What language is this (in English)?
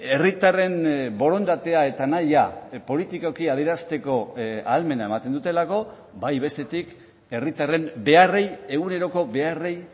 Basque